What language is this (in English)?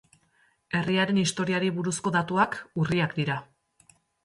Basque